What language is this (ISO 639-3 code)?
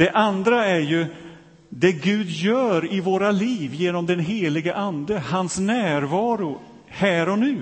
swe